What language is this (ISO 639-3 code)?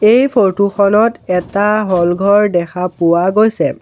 asm